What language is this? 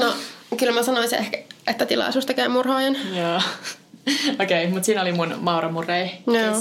Finnish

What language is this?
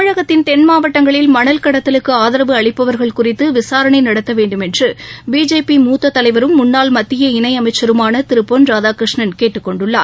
Tamil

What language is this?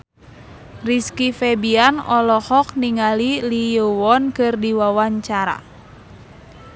Sundanese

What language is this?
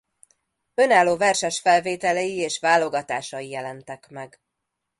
Hungarian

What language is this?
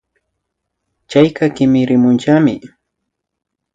Imbabura Highland Quichua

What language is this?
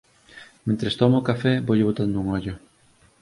Galician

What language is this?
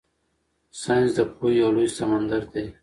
Pashto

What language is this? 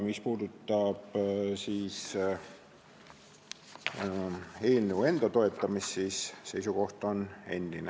Estonian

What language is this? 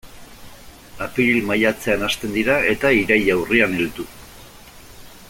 Basque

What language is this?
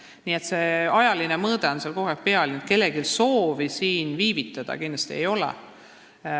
Estonian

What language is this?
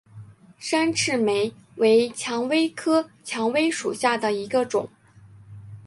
Chinese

